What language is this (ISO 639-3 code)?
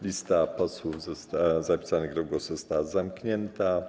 pol